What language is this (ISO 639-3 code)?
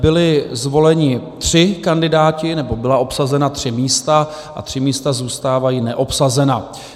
ces